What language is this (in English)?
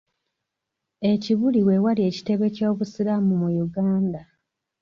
Ganda